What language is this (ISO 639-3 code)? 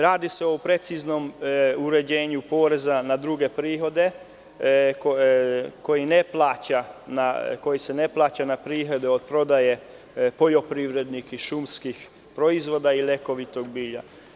srp